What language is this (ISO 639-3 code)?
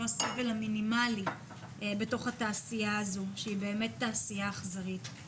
heb